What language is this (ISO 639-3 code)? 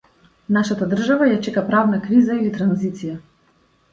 mkd